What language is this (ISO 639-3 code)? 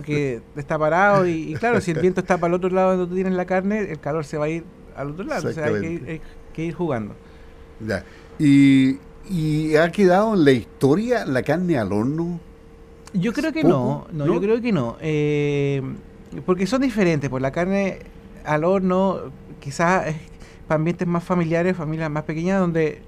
spa